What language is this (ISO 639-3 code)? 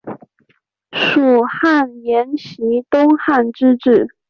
zho